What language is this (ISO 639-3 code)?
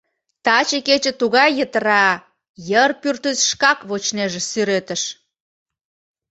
chm